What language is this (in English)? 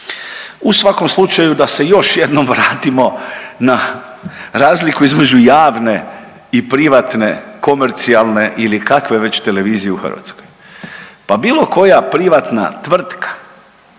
Croatian